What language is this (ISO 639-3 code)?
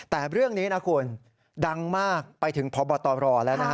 tha